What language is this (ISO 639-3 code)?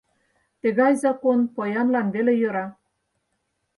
chm